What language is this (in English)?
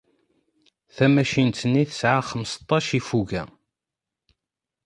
Kabyle